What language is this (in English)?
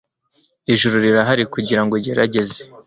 Kinyarwanda